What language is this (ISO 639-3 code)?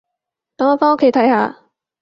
yue